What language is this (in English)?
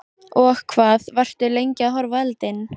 Icelandic